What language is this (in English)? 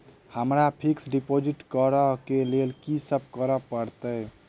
Maithili